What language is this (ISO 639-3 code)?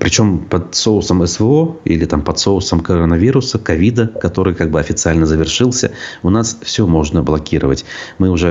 rus